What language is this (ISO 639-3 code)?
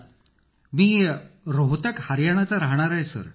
mar